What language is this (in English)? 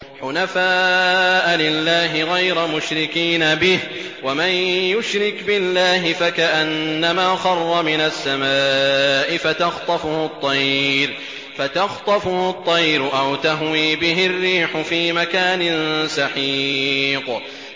Arabic